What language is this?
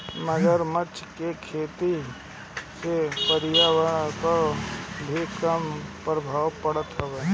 Bhojpuri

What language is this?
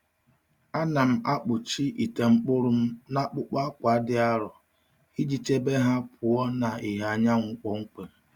Igbo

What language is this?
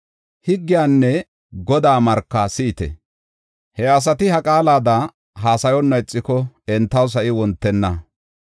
Gofa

